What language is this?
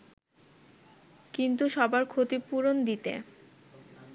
Bangla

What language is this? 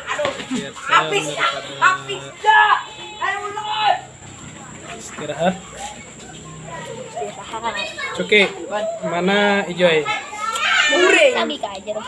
Indonesian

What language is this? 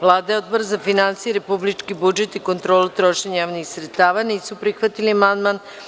Serbian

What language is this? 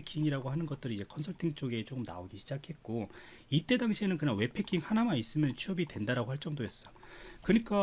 Korean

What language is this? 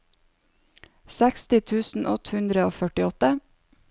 Norwegian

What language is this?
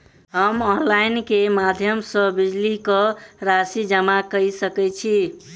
Maithili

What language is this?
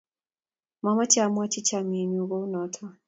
Kalenjin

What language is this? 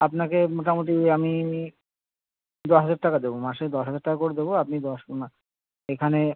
Bangla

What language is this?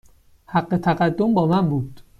Persian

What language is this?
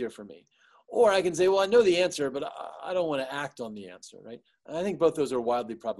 English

